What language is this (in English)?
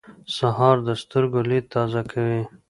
Pashto